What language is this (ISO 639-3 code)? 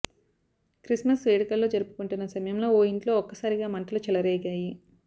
tel